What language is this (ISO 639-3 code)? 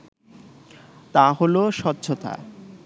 ben